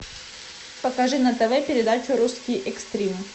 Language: Russian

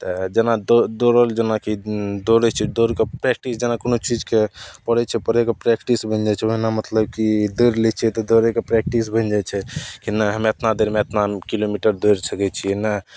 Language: Maithili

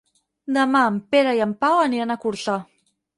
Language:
Catalan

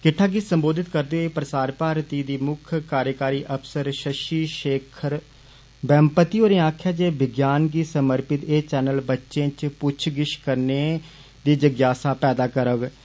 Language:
Dogri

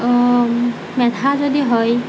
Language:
Assamese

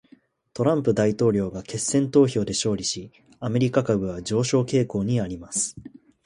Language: Japanese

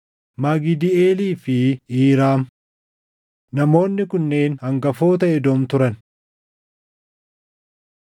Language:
Oromo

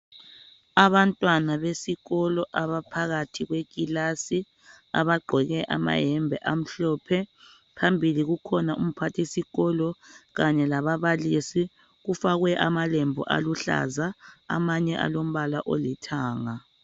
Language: North Ndebele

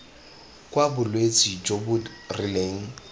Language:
Tswana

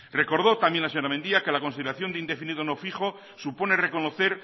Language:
Spanish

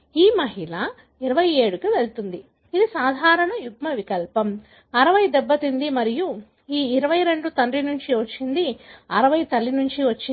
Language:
Telugu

